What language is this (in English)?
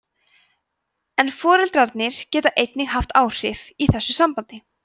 Icelandic